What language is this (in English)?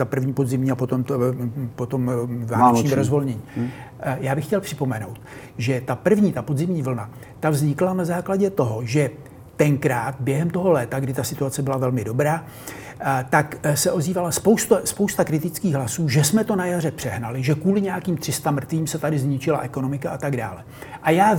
Czech